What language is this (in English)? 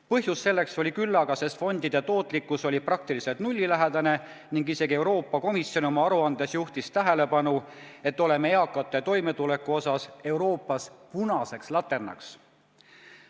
Estonian